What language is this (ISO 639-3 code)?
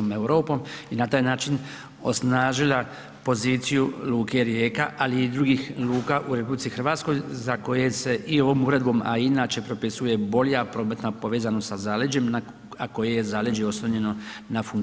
hrv